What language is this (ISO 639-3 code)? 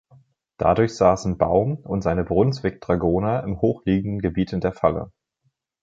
deu